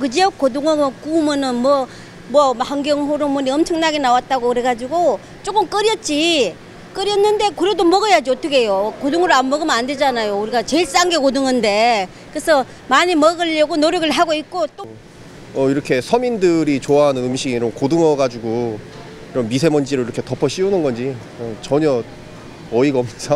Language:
Korean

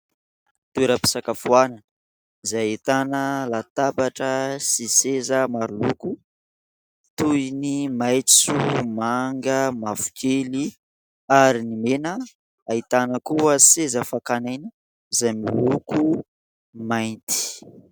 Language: Malagasy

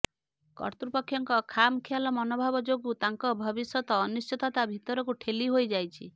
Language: Odia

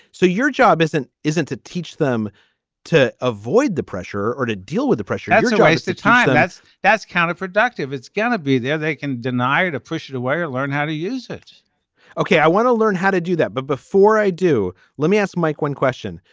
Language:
English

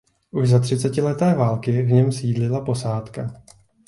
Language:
Czech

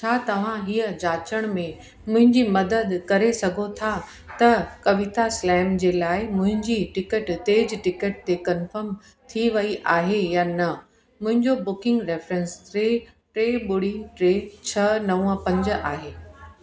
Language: Sindhi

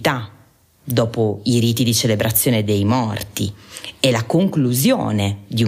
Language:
Italian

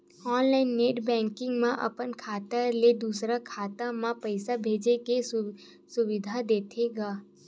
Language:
Chhattisgarhi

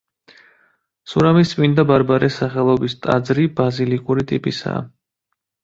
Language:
Georgian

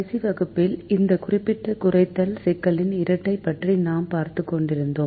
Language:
Tamil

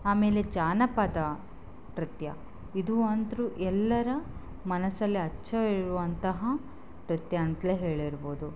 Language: Kannada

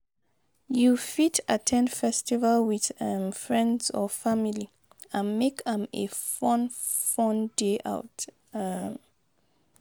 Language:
Nigerian Pidgin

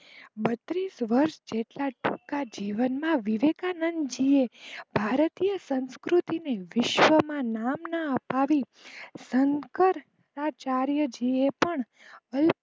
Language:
Gujarati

